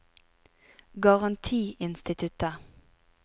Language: Norwegian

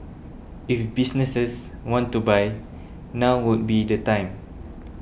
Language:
English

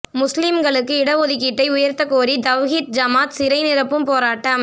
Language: Tamil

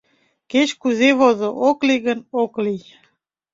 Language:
Mari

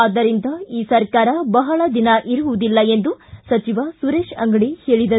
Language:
Kannada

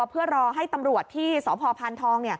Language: Thai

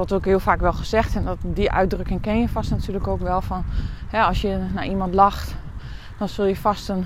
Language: Dutch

